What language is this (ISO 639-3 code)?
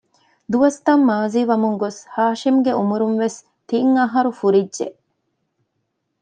div